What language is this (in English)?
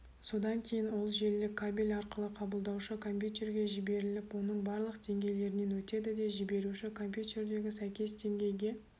Kazakh